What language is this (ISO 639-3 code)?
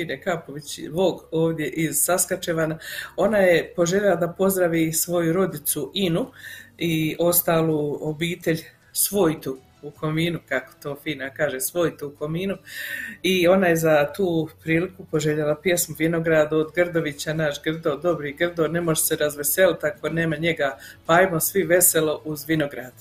hrv